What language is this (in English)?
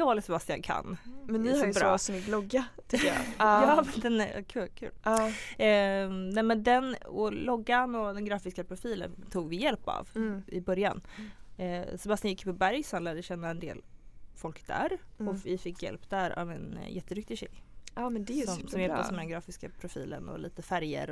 Swedish